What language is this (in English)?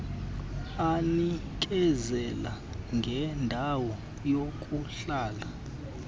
Xhosa